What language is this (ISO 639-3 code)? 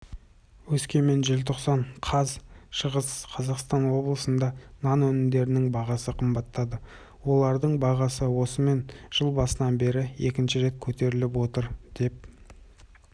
kaz